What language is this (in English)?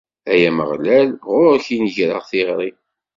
Kabyle